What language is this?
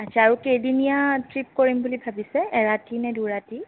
Assamese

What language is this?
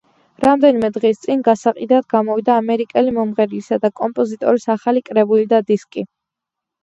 Georgian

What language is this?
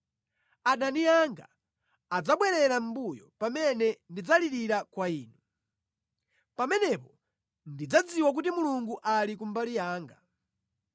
Nyanja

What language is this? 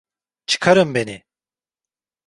Turkish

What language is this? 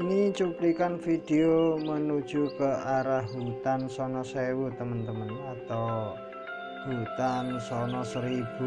Indonesian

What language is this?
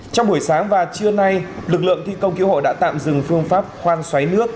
Vietnamese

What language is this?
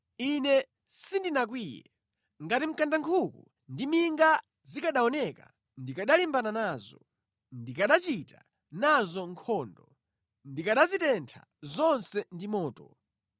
Nyanja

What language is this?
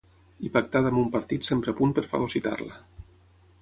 Catalan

